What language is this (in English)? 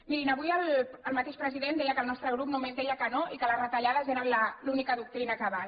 Catalan